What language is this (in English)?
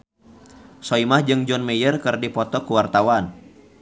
Sundanese